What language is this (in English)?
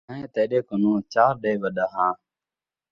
Saraiki